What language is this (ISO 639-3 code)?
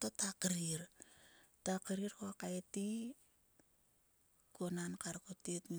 sua